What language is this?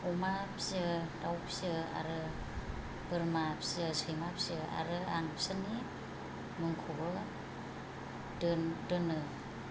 Bodo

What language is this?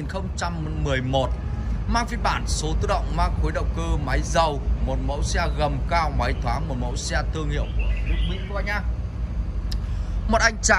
Vietnamese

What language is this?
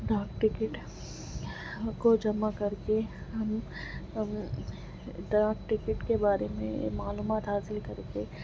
Urdu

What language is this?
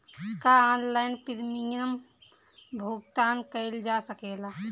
Bhojpuri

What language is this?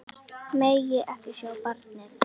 Icelandic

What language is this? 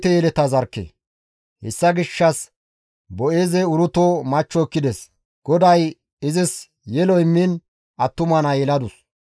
Gamo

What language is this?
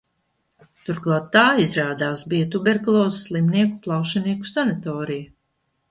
Latvian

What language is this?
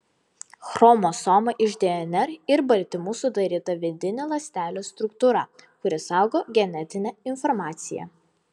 Lithuanian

